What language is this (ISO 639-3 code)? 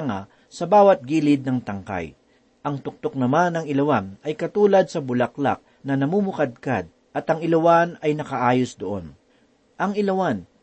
fil